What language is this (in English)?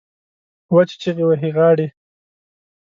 Pashto